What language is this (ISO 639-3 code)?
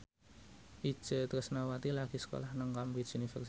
jav